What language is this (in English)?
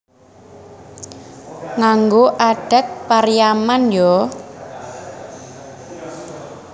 Javanese